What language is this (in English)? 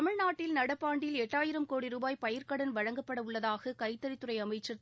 Tamil